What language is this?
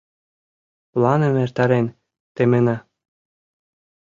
Mari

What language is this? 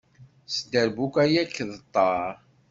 Kabyle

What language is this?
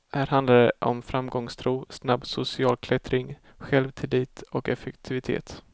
Swedish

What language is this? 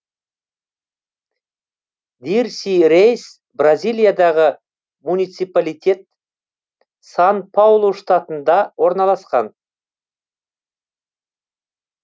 Kazakh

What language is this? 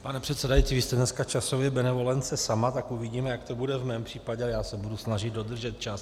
Czech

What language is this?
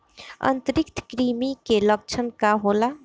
Bhojpuri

